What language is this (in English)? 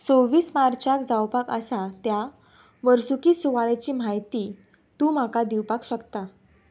Konkani